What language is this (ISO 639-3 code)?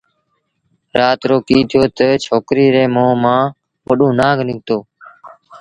sbn